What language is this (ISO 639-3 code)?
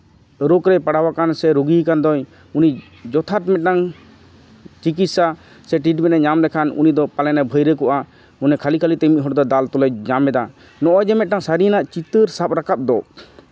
sat